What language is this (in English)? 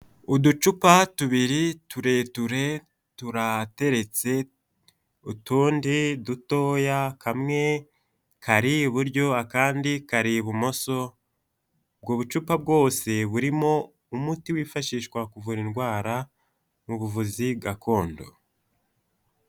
Kinyarwanda